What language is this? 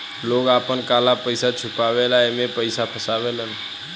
Bhojpuri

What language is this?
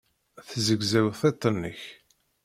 Kabyle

